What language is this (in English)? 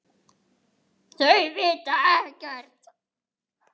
Icelandic